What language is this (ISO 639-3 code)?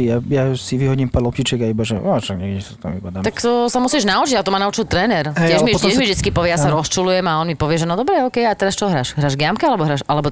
slk